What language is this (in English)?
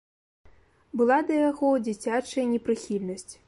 Belarusian